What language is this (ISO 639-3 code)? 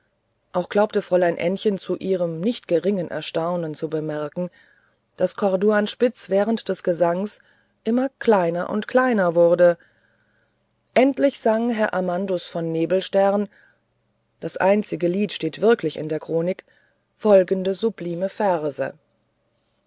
deu